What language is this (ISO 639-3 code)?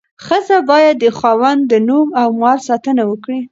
pus